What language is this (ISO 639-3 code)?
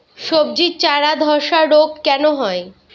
ben